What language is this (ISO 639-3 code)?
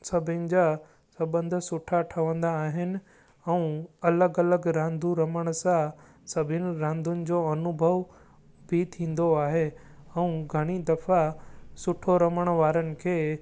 snd